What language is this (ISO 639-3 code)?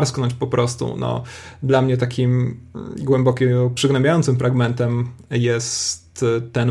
pol